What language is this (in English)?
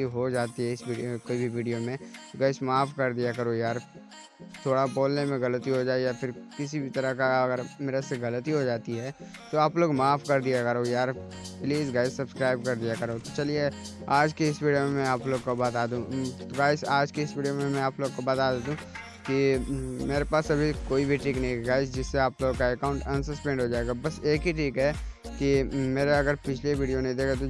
Hindi